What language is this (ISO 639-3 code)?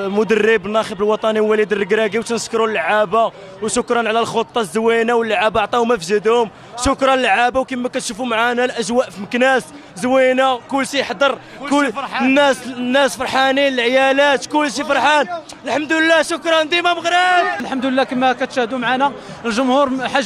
ara